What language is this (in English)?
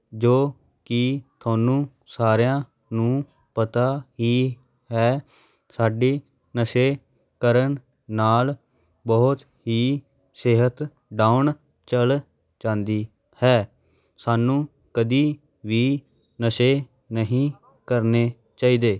Punjabi